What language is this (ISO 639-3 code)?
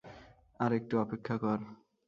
ben